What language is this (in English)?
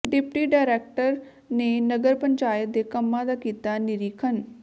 Punjabi